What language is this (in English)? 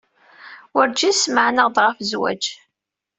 Kabyle